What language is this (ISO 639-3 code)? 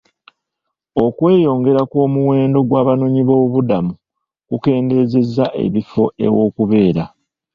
lug